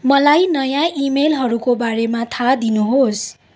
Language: Nepali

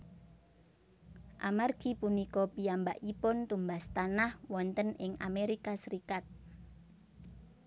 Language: Javanese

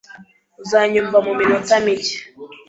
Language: Kinyarwanda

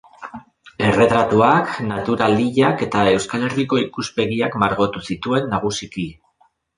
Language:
Basque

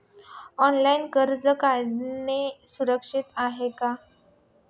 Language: Marathi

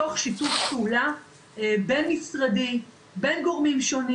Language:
Hebrew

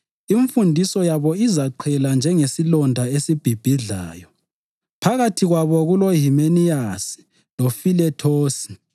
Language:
North Ndebele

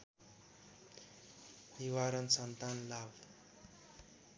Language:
Nepali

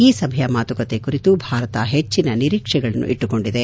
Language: Kannada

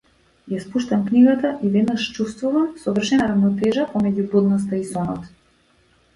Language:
Macedonian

